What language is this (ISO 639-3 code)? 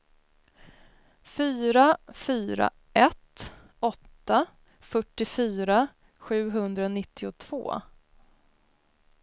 swe